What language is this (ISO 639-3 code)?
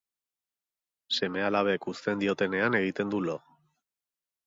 eus